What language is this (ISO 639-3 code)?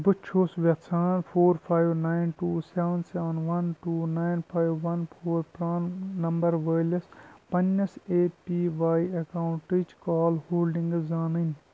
kas